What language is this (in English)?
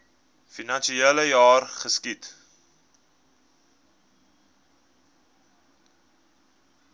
Afrikaans